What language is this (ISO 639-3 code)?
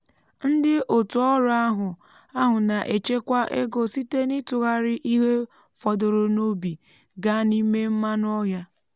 ibo